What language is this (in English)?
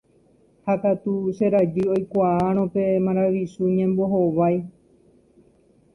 Guarani